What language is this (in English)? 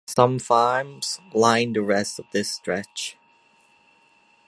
English